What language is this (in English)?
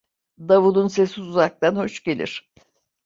Turkish